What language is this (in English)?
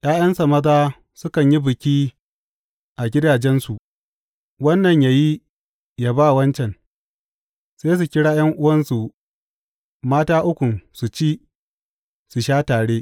Hausa